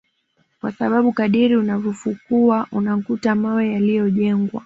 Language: Swahili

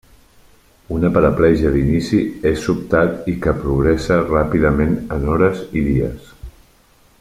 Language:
Catalan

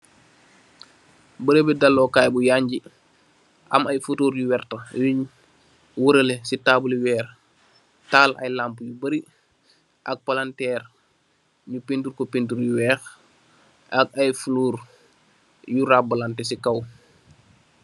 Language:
Wolof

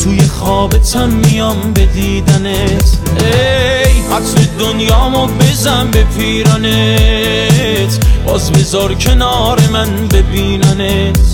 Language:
Persian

